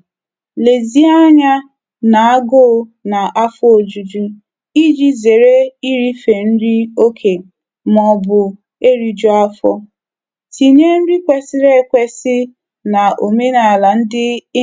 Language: Igbo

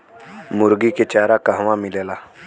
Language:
Bhojpuri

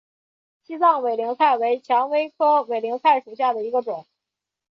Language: Chinese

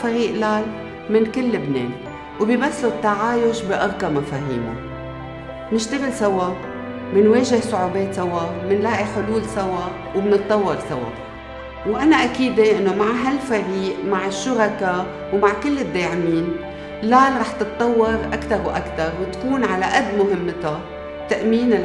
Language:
Arabic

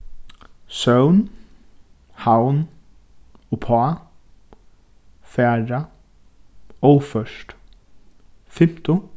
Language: Faroese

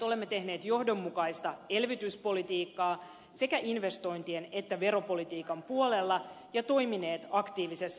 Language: Finnish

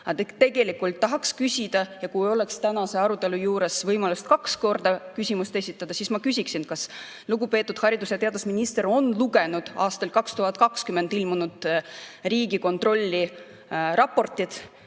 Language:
Estonian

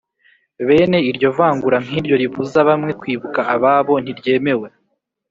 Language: Kinyarwanda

